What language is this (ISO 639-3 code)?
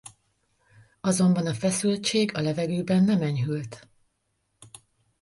hun